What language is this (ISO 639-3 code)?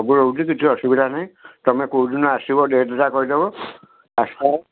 ori